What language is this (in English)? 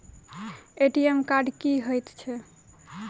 Maithili